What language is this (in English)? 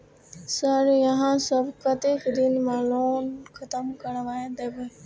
Maithili